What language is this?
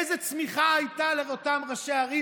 Hebrew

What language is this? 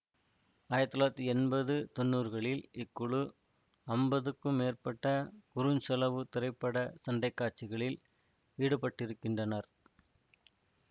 Tamil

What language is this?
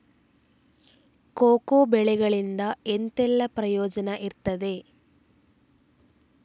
Kannada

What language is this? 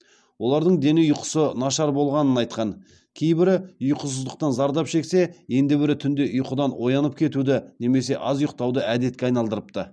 Kazakh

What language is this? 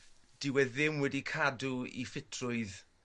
Welsh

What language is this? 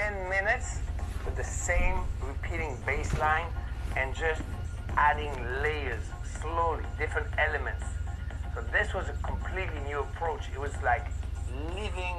Romanian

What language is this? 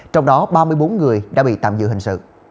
Vietnamese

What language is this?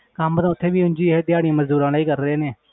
Punjabi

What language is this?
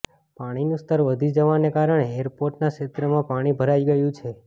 Gujarati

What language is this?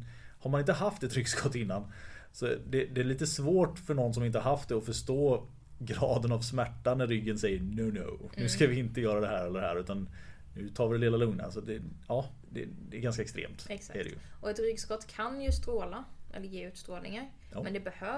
Swedish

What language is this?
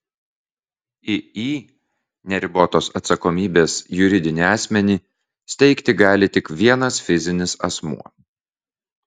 Lithuanian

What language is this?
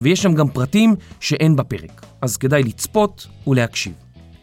Hebrew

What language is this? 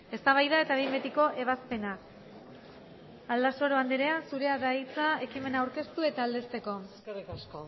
Basque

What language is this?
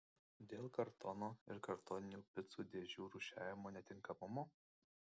Lithuanian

